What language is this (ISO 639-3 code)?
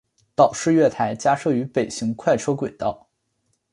zho